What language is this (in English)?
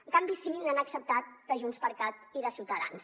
Catalan